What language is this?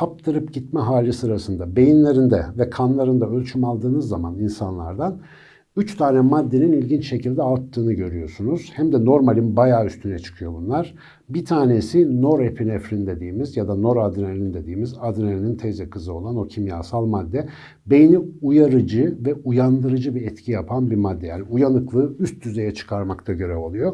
Turkish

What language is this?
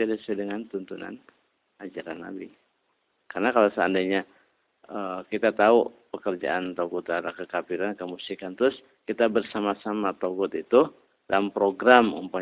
Indonesian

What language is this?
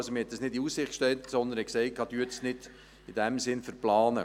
Swiss German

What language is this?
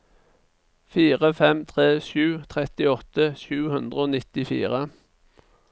Norwegian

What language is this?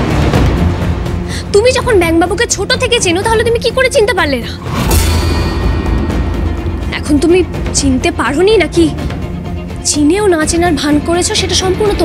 Korean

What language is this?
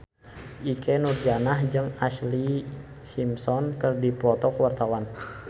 Sundanese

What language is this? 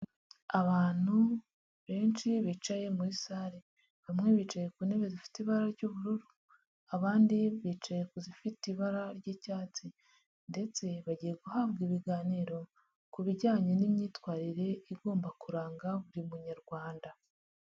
Kinyarwanda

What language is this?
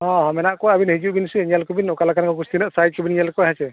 Santali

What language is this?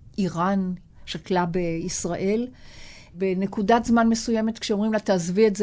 Hebrew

